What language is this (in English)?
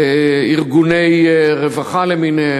Hebrew